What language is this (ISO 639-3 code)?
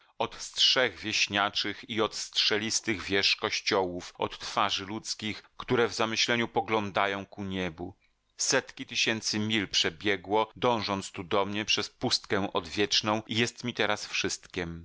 pol